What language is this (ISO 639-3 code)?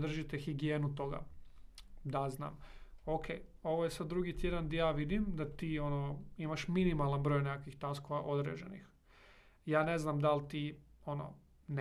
hrv